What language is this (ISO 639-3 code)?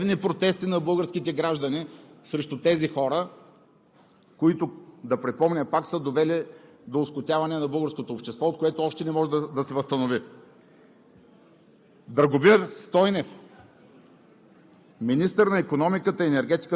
bul